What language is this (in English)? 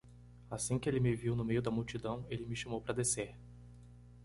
Portuguese